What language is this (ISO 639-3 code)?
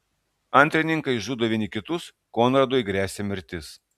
lit